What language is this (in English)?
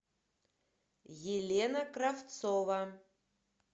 Russian